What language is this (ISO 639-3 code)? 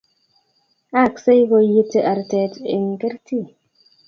kln